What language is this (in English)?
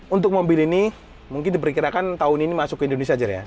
Indonesian